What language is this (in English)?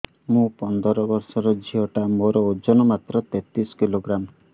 Odia